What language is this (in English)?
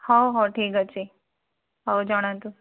Odia